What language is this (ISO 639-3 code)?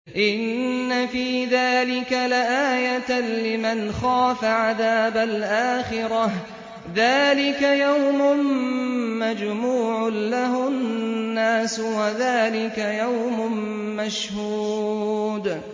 ara